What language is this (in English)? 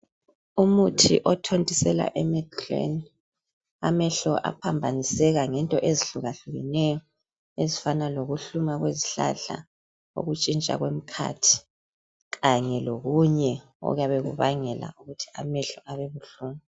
North Ndebele